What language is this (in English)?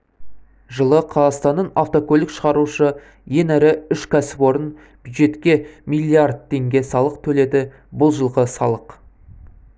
Kazakh